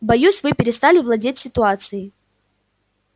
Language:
Russian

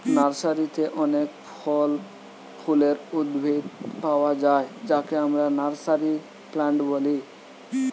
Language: Bangla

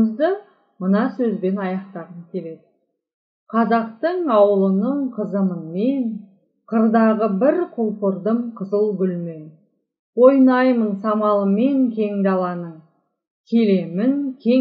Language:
Turkish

